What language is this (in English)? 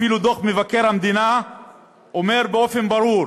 Hebrew